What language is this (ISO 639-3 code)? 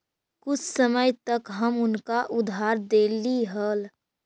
mag